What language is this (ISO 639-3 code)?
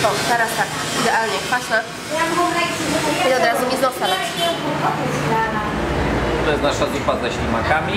pol